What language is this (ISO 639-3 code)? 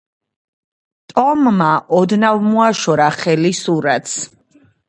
kat